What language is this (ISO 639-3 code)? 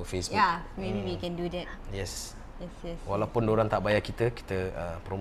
msa